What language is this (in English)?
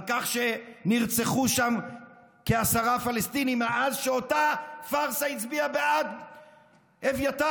Hebrew